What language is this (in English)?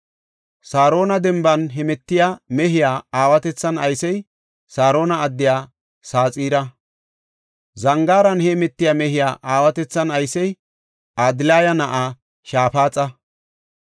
Gofa